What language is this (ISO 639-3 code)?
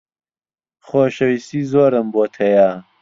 ckb